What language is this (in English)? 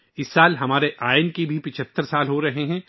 Urdu